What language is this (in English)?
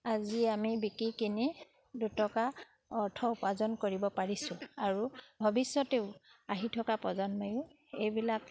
Assamese